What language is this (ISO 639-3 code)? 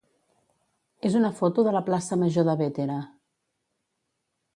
cat